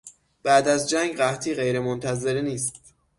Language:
Persian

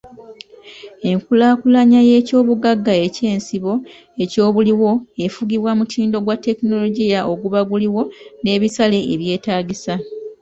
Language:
Ganda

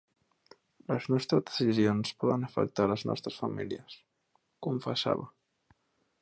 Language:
Catalan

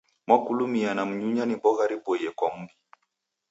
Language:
Taita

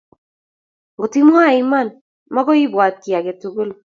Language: Kalenjin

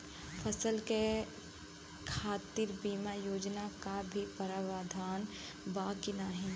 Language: Bhojpuri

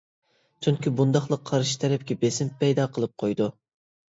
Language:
Uyghur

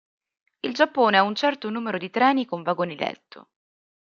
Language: Italian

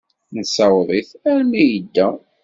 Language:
Kabyle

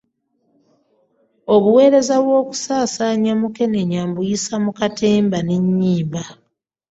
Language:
Ganda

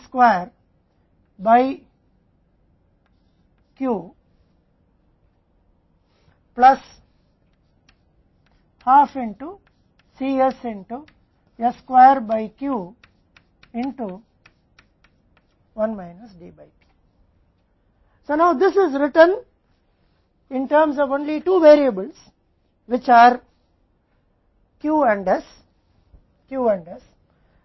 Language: Hindi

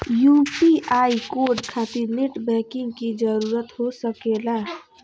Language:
Magahi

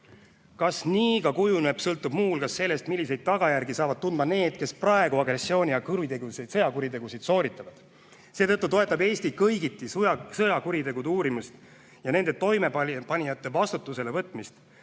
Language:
Estonian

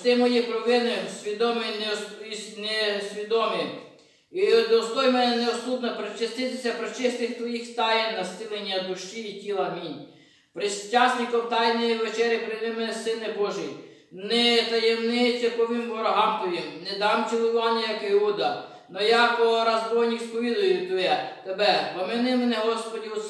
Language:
Romanian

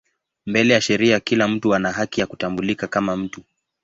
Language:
Swahili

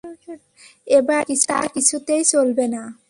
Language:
Bangla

